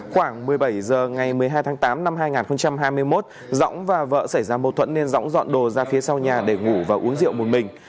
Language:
Vietnamese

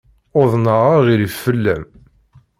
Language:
Kabyle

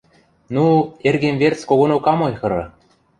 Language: Western Mari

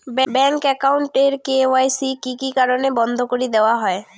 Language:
Bangla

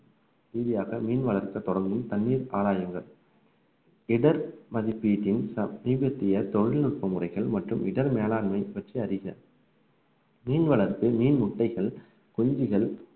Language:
Tamil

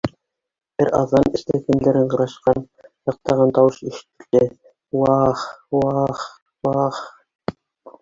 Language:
Bashkir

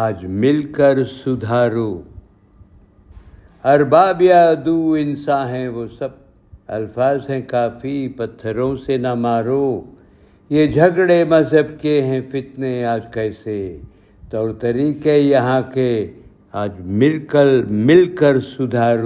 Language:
Urdu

